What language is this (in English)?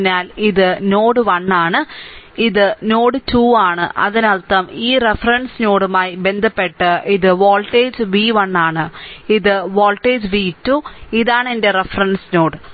Malayalam